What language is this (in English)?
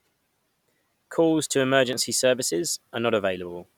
English